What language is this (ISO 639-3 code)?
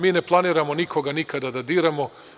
srp